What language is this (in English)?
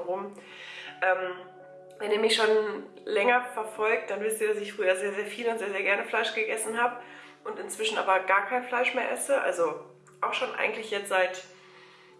German